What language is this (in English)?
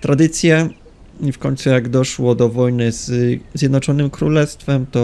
Polish